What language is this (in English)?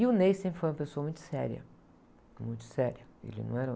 Portuguese